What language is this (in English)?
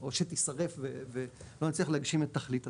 Hebrew